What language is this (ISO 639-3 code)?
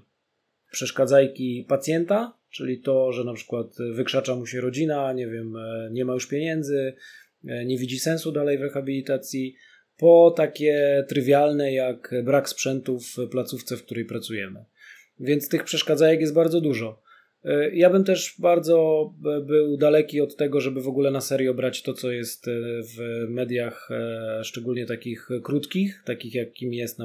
pol